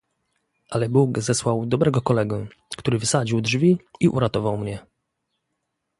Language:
Polish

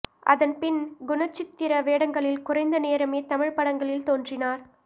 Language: Tamil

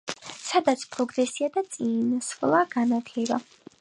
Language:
Georgian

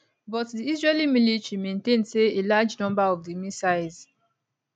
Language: Nigerian Pidgin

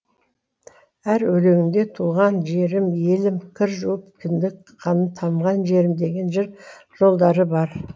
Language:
Kazakh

